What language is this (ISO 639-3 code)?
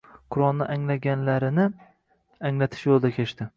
uzb